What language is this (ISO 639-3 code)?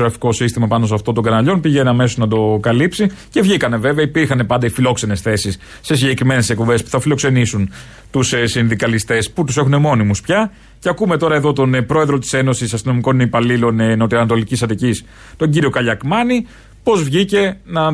ell